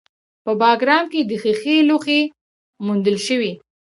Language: Pashto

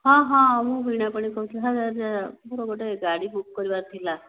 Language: Odia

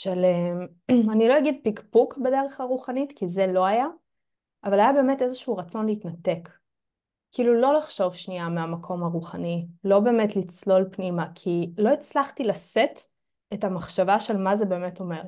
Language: Hebrew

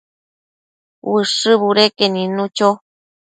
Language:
Matsés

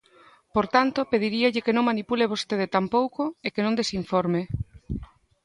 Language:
Galician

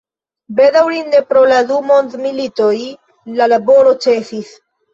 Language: Esperanto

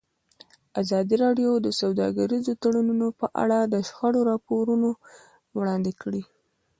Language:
Pashto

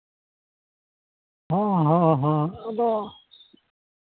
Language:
Santali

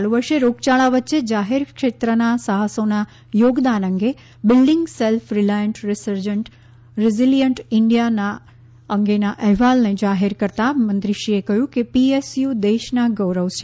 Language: Gujarati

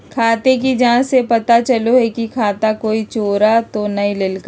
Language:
Magahi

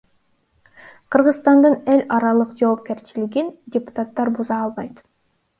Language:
Kyrgyz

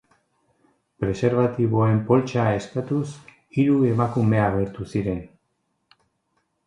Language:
Basque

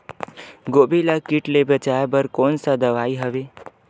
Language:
Chhattisgarhi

